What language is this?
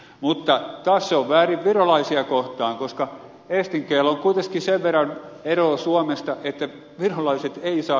Finnish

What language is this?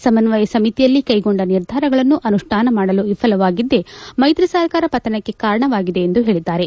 Kannada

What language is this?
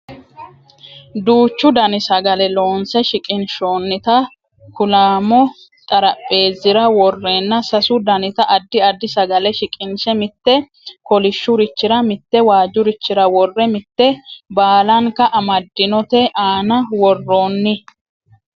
Sidamo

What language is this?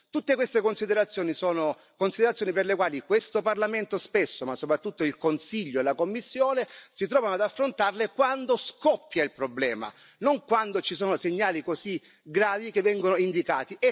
Italian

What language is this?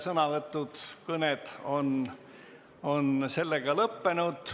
Estonian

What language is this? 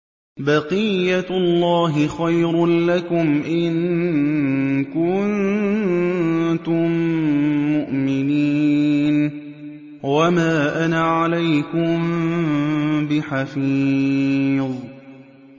Arabic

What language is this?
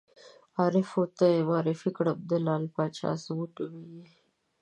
Pashto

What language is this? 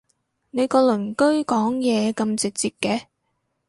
Cantonese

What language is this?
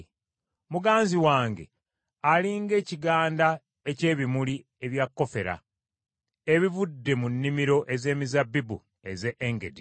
Ganda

